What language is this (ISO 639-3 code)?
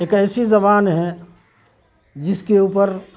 urd